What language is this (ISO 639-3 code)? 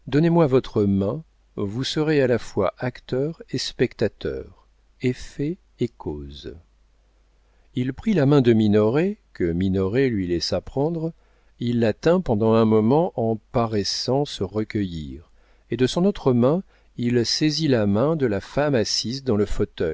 fra